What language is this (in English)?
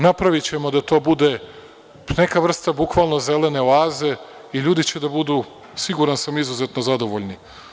Serbian